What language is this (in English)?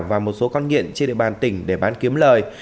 Vietnamese